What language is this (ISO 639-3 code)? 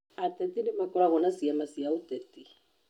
kik